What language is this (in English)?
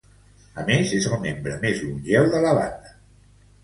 Catalan